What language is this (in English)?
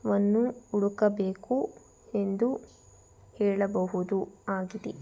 Kannada